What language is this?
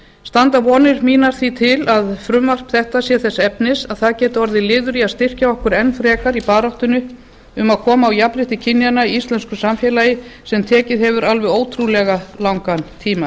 Icelandic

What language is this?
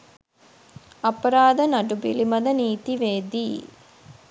Sinhala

